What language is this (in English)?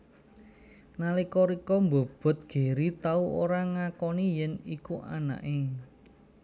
Javanese